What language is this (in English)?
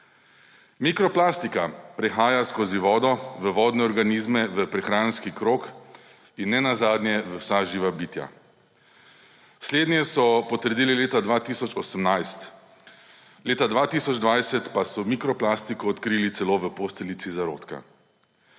Slovenian